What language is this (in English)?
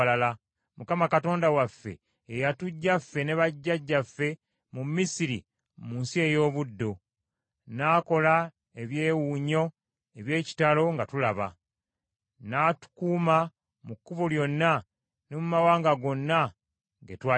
Ganda